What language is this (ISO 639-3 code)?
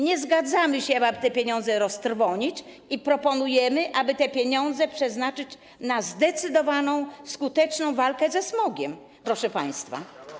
pol